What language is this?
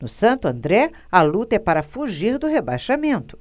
Portuguese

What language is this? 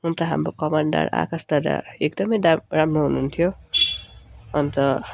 Nepali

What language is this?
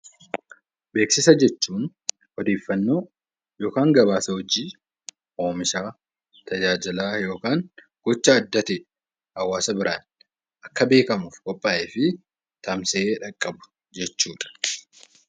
Oromo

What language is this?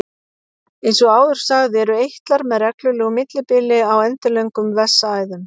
Icelandic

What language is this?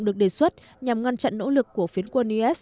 Vietnamese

